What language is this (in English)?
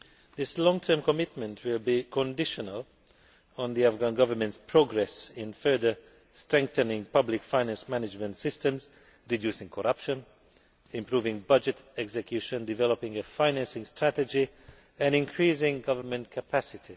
English